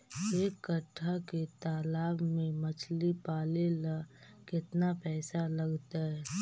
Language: Magahi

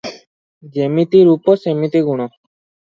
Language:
Odia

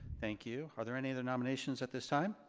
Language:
English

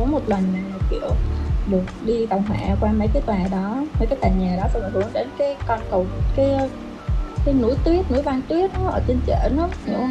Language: Vietnamese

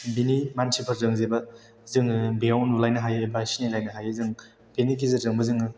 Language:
Bodo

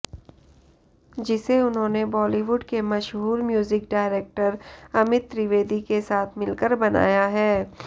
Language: Hindi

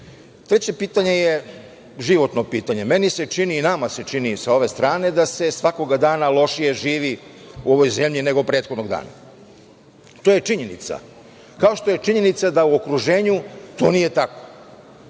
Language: Serbian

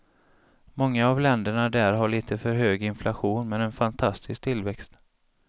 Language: Swedish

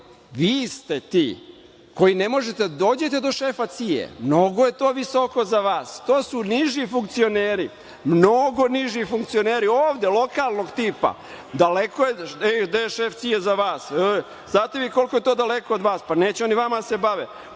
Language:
Serbian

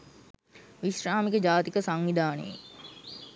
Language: Sinhala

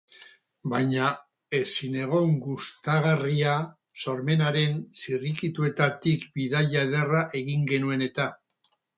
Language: Basque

